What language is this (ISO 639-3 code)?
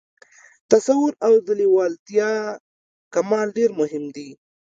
pus